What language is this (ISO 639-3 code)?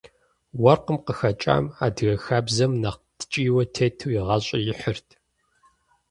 kbd